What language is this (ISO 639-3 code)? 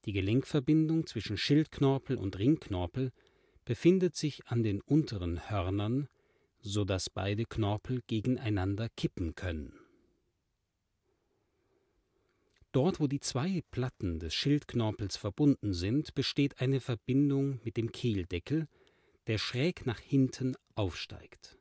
deu